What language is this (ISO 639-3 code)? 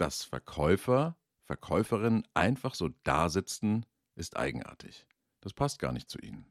deu